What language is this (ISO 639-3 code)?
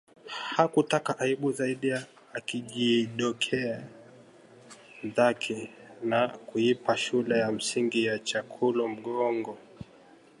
swa